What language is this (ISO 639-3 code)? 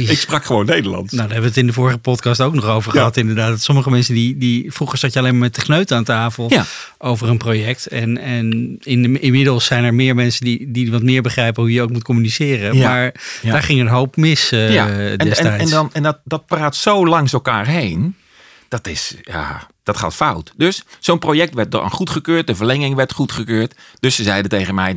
nld